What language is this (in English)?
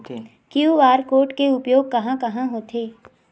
Chhattisgarhi